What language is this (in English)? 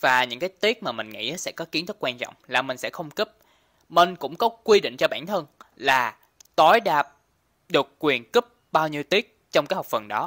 Vietnamese